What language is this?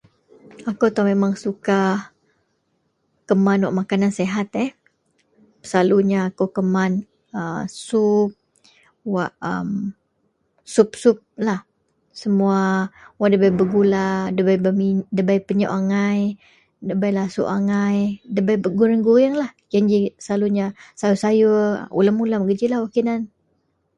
Central Melanau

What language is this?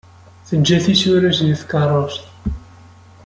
Kabyle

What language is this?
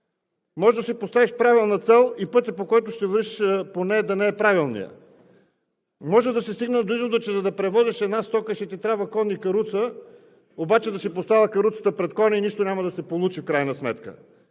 Bulgarian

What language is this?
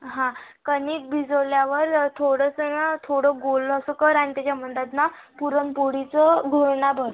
Marathi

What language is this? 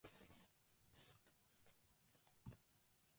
Japanese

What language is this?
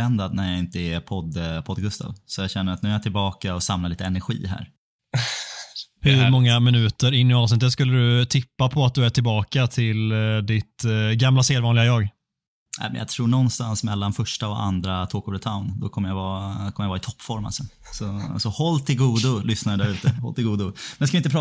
Swedish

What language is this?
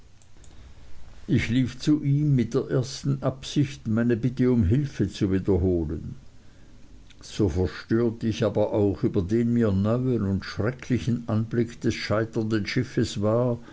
German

